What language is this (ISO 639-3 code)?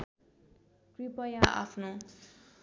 nep